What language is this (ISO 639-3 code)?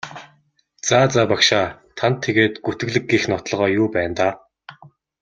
mon